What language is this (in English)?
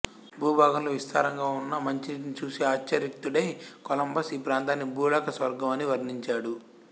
Telugu